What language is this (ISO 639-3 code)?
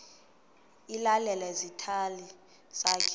xho